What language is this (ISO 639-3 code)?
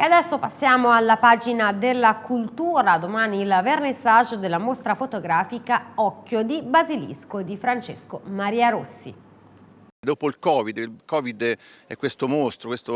ita